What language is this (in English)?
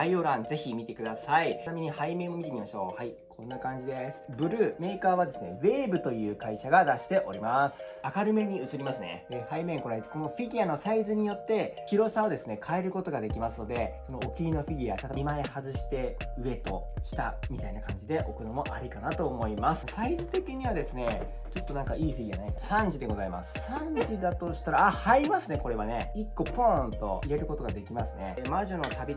Japanese